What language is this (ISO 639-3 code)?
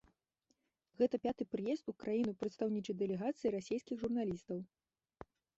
bel